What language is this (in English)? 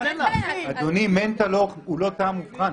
Hebrew